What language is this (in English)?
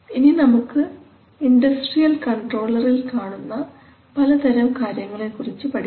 Malayalam